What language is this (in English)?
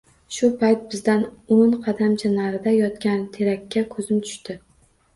Uzbek